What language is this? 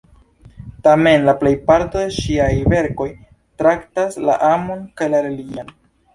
Esperanto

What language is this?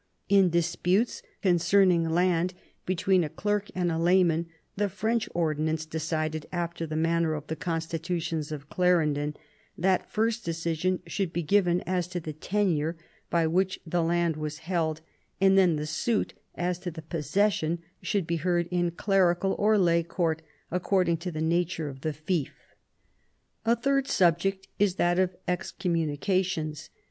English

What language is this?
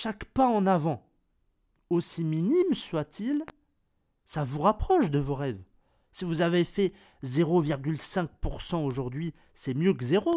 French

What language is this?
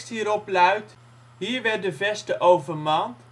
Dutch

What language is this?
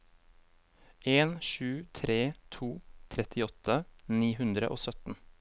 Norwegian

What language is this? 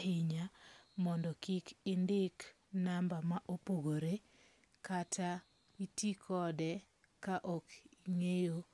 Luo (Kenya and Tanzania)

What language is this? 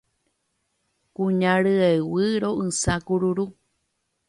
Guarani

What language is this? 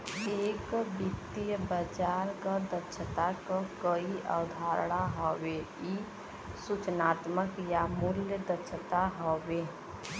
Bhojpuri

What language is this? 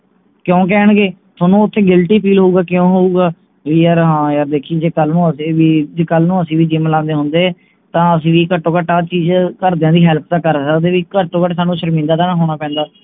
Punjabi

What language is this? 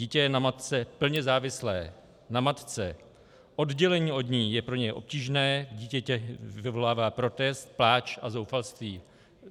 Czech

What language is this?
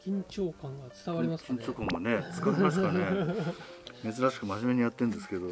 Japanese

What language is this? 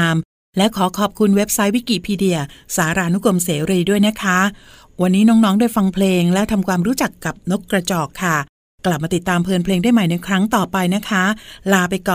Thai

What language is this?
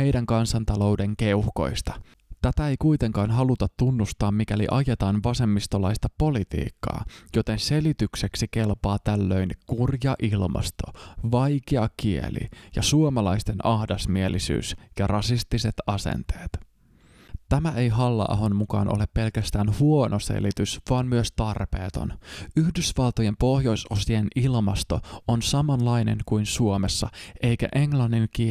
Finnish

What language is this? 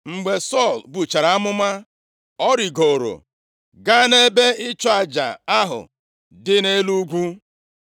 Igbo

